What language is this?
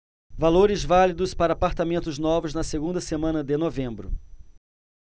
Portuguese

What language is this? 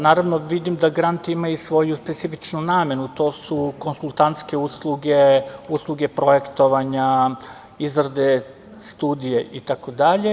Serbian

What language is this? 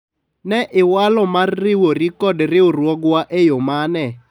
Luo (Kenya and Tanzania)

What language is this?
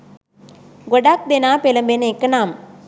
Sinhala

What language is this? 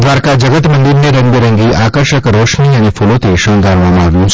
Gujarati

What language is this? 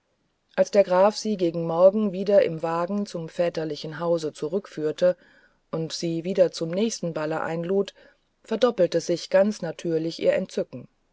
German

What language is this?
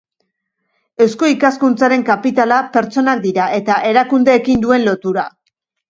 Basque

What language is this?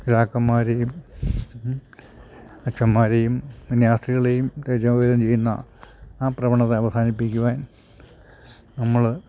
Malayalam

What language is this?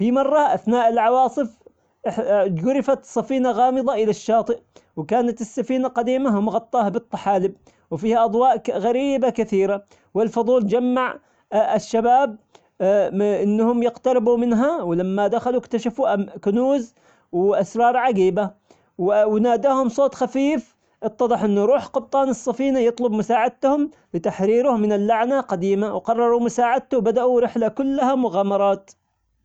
Omani Arabic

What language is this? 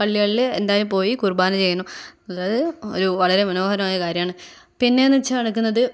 Malayalam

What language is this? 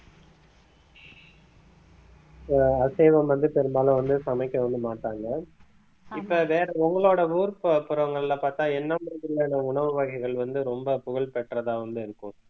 Tamil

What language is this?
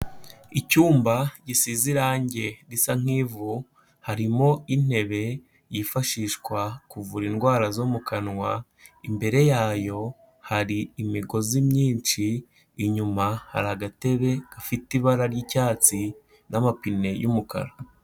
Kinyarwanda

